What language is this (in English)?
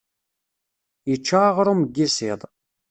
Kabyle